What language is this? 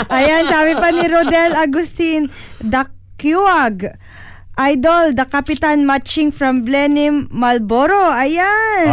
Filipino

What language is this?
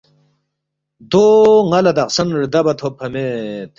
Balti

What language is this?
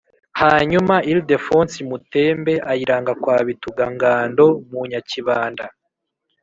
Kinyarwanda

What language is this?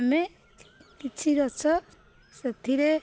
Odia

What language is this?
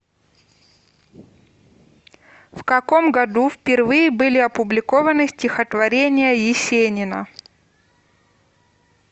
Russian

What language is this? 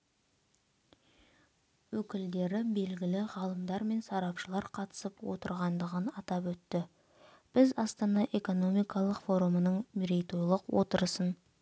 Kazakh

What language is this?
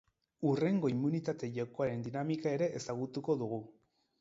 Basque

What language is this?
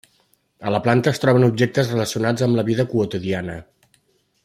Catalan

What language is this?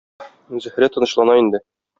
Tatar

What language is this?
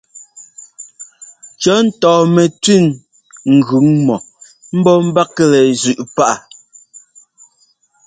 Ngomba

